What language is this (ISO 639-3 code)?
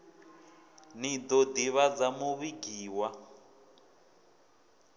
ven